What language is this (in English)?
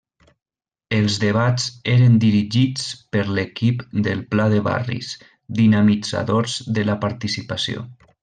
Catalan